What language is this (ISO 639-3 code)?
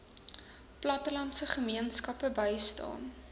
afr